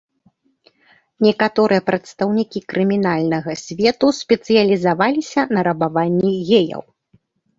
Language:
Belarusian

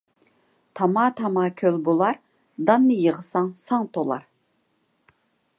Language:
Uyghur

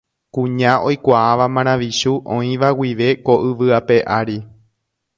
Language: Guarani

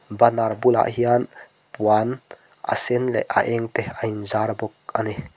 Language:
Mizo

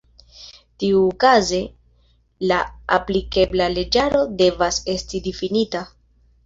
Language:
Esperanto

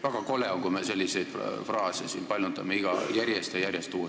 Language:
Estonian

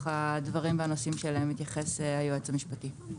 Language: Hebrew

